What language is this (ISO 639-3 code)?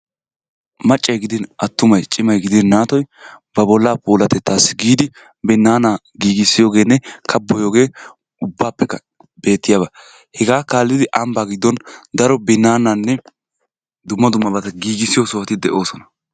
wal